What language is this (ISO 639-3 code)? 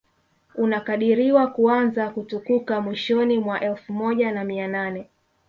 swa